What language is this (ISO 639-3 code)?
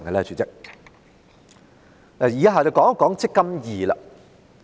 yue